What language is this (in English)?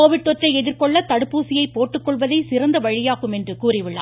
Tamil